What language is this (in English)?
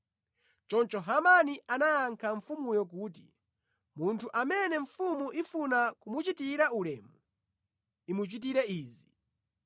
Nyanja